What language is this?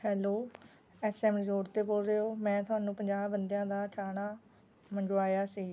Punjabi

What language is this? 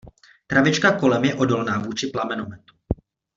Czech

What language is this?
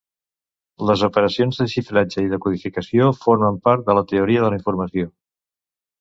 Catalan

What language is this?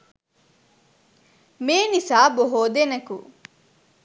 Sinhala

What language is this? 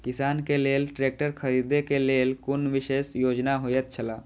Maithili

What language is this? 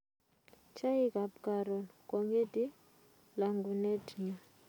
Kalenjin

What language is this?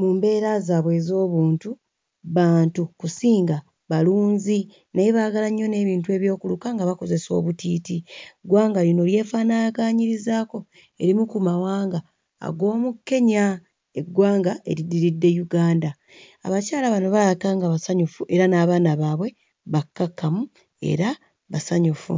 Ganda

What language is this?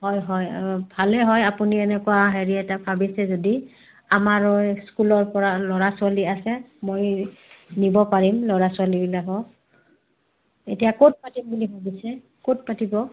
Assamese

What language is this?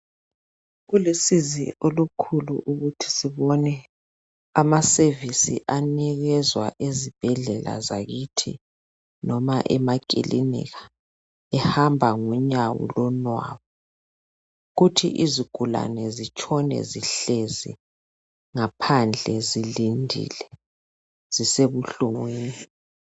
North Ndebele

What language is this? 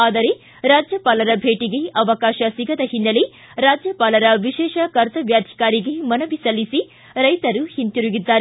Kannada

